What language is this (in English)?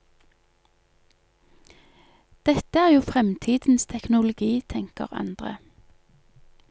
Norwegian